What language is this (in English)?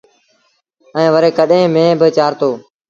Sindhi Bhil